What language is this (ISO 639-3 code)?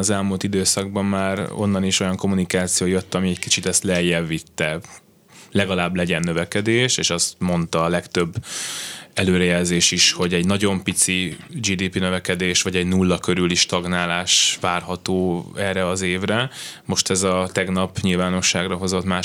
hun